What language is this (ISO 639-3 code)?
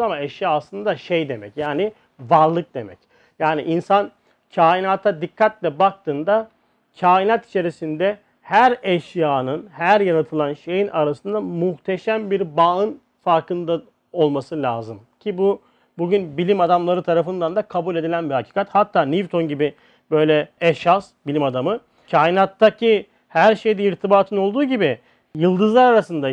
tur